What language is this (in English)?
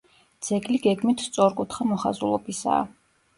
Georgian